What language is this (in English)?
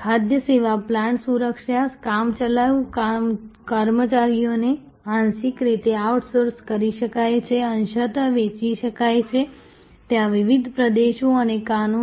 Gujarati